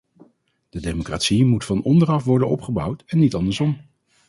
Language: Dutch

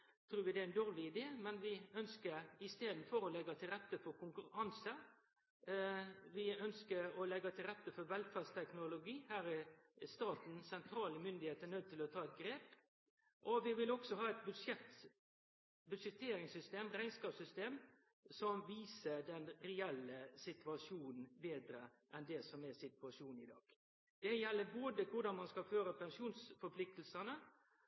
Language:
Norwegian Nynorsk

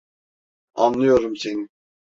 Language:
Turkish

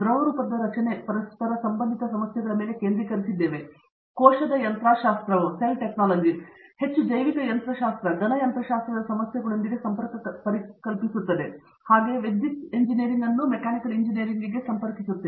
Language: Kannada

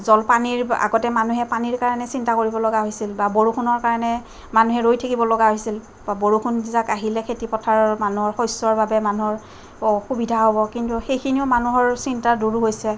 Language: Assamese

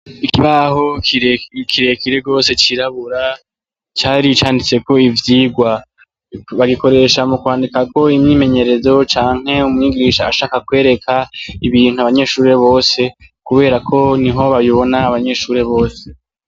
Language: Rundi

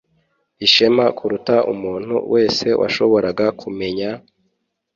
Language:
Kinyarwanda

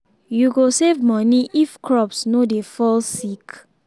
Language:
Nigerian Pidgin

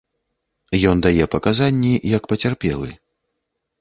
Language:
Belarusian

